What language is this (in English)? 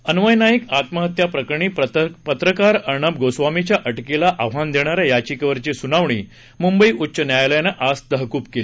Marathi